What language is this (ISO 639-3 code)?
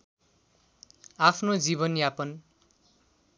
nep